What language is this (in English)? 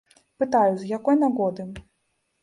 Belarusian